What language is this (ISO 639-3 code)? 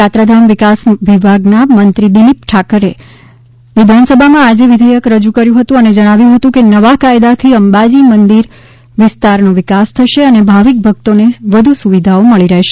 guj